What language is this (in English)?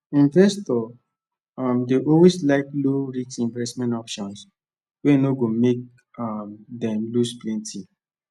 Nigerian Pidgin